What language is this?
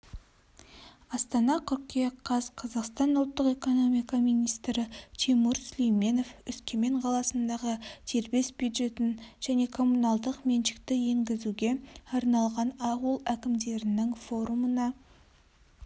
Kazakh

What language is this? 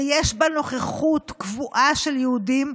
Hebrew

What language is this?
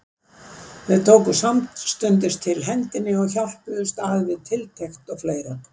Icelandic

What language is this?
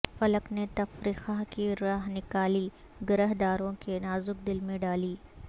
Urdu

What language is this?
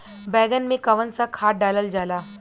Bhojpuri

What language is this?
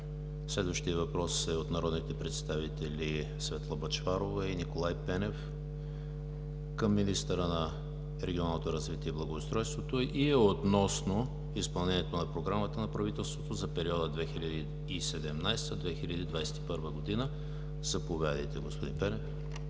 Bulgarian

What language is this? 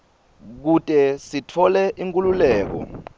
Swati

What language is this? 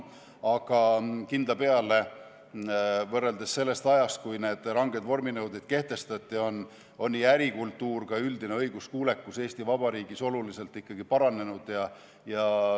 Estonian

